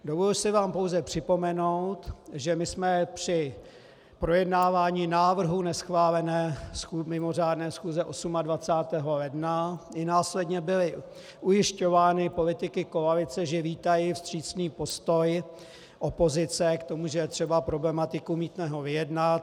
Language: Czech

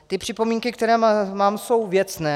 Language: Czech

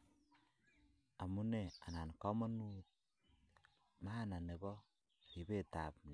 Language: Kalenjin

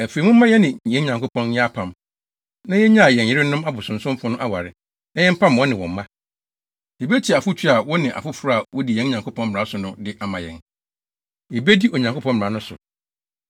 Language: Akan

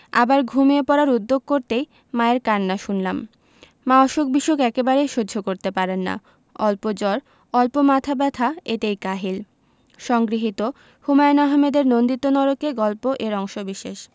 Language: Bangla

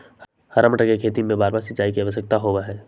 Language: Magahi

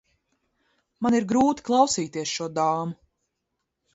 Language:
Latvian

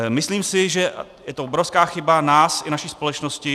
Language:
Czech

